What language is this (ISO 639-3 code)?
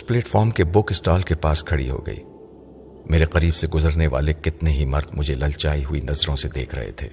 urd